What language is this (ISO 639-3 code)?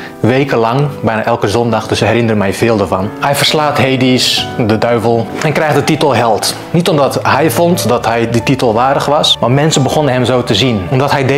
nld